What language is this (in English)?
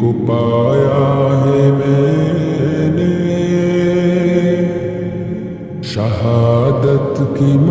Arabic